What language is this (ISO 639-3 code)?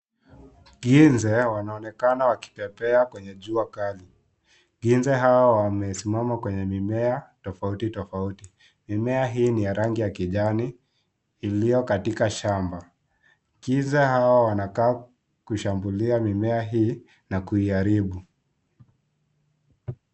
swa